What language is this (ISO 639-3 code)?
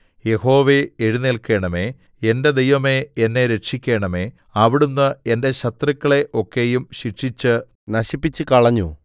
mal